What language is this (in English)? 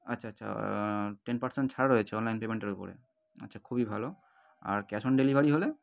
Bangla